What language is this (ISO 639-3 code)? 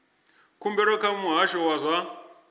ven